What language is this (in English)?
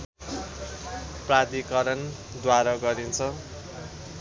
Nepali